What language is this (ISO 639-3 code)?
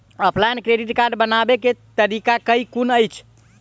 mai